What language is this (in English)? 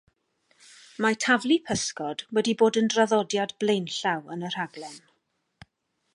Welsh